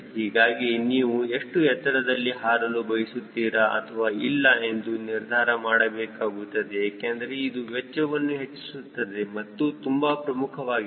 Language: Kannada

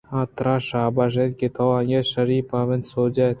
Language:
Eastern Balochi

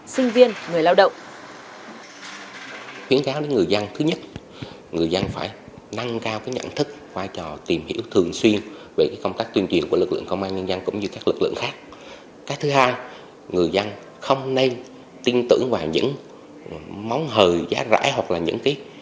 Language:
Vietnamese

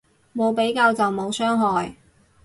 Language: Cantonese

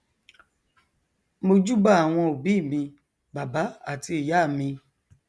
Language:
Yoruba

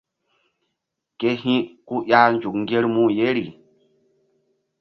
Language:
Mbum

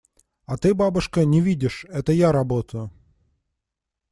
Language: Russian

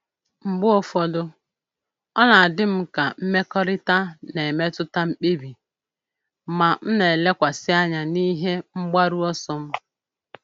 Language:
Igbo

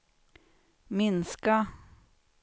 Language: Swedish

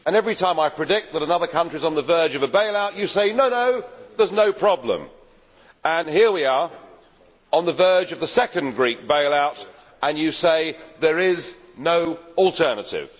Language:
English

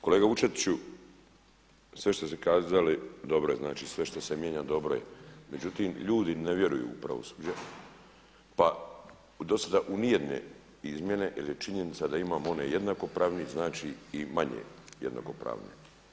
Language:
Croatian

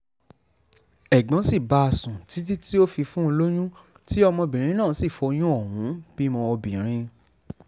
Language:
Yoruba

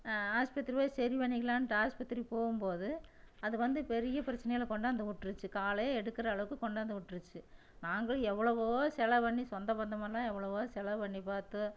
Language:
Tamil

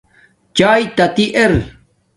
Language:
Domaaki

